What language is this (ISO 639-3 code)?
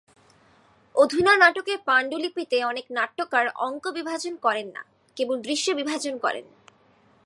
ben